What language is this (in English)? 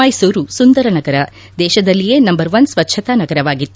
Kannada